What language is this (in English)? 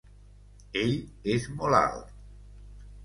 Catalan